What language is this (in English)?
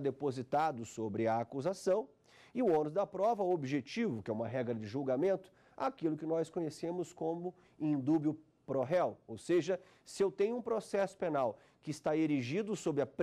Portuguese